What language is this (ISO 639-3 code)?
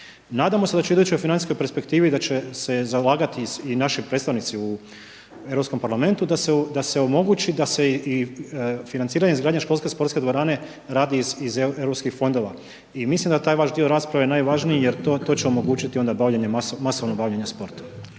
hrv